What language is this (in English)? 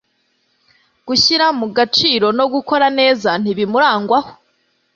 Kinyarwanda